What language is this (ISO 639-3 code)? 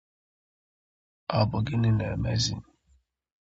ibo